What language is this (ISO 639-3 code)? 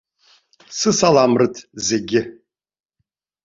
abk